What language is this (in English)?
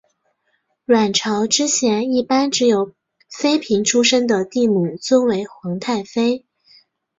Chinese